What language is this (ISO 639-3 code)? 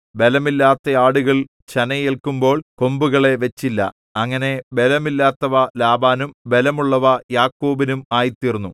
mal